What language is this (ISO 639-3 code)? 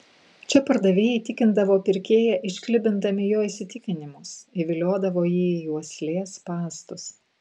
lit